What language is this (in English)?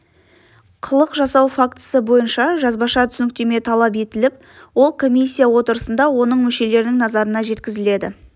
Kazakh